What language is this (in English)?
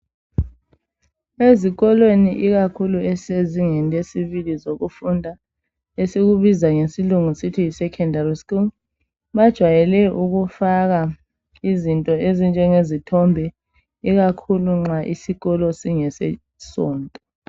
North Ndebele